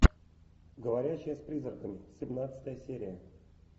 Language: Russian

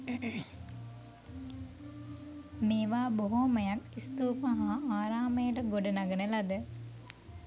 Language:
Sinhala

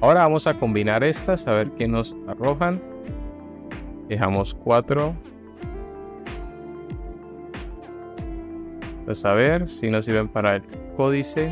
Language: Spanish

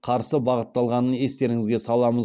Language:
Kazakh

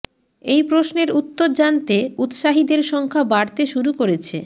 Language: Bangla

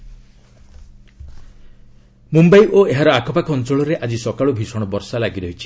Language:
Odia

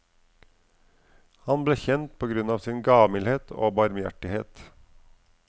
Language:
Norwegian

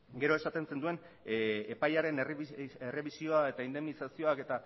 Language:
Basque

